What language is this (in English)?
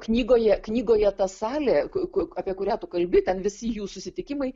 Lithuanian